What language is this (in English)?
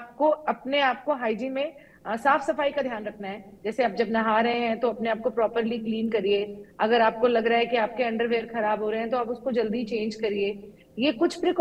Hindi